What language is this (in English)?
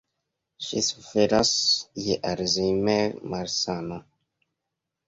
Esperanto